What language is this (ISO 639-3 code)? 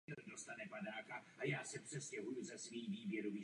ces